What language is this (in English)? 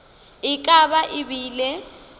Northern Sotho